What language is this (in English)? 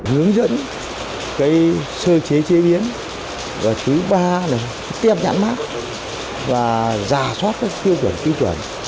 Vietnamese